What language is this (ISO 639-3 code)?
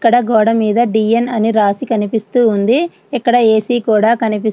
tel